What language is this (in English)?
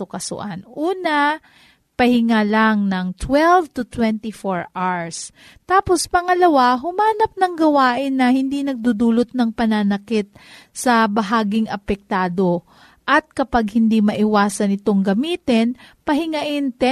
Filipino